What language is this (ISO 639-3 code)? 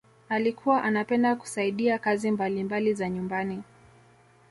swa